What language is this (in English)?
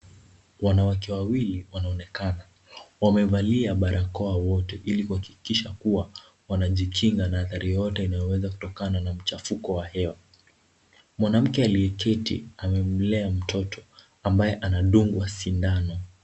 Swahili